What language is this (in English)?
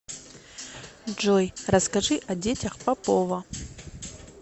Russian